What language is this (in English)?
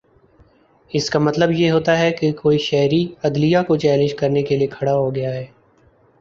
Urdu